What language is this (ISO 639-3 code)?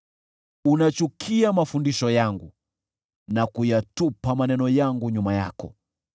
swa